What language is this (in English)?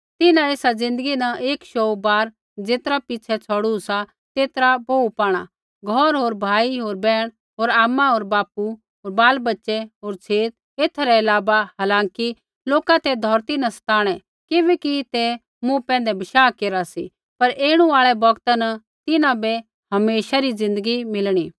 Kullu Pahari